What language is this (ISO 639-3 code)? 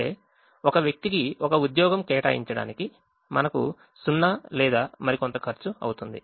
tel